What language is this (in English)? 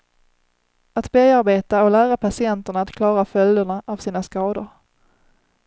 Swedish